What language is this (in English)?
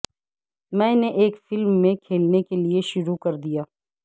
Urdu